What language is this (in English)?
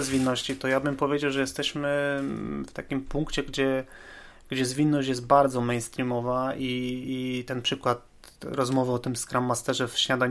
Polish